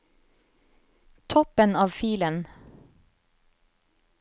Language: Norwegian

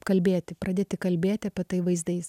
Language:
Lithuanian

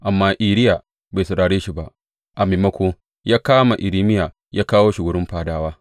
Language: Hausa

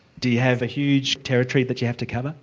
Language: English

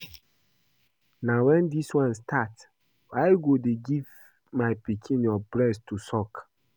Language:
Nigerian Pidgin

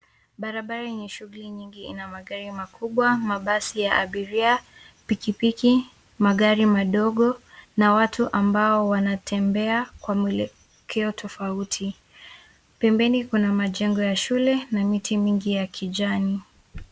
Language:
Swahili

